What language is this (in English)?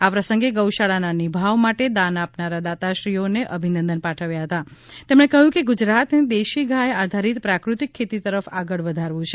Gujarati